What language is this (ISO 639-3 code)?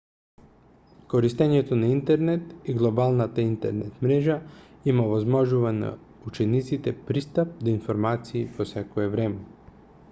mkd